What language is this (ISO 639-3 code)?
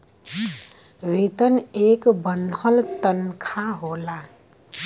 bho